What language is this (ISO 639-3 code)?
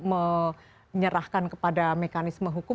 ind